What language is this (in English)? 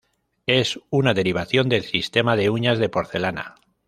Spanish